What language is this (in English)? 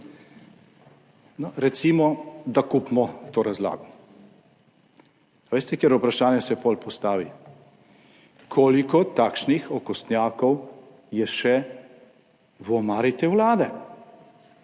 Slovenian